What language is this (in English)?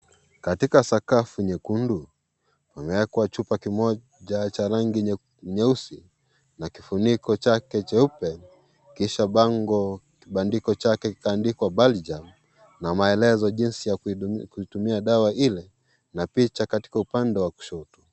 Swahili